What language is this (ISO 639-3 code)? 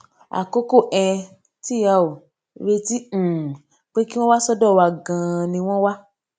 yor